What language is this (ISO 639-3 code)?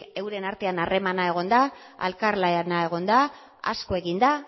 eus